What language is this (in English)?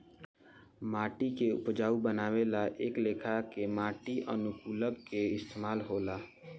Bhojpuri